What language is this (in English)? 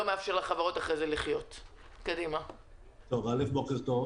Hebrew